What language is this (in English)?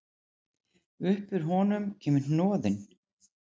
Icelandic